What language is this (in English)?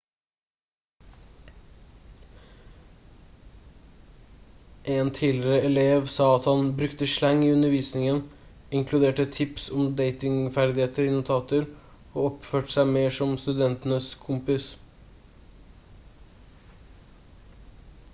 Norwegian Bokmål